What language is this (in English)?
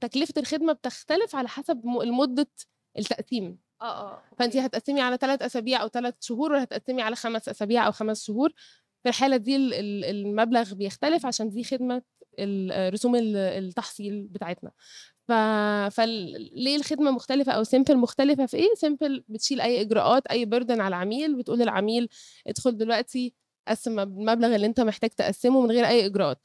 Arabic